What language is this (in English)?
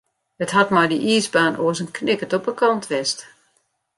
Western Frisian